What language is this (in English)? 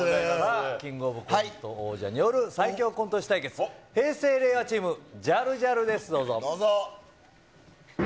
Japanese